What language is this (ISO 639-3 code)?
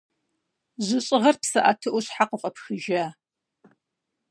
kbd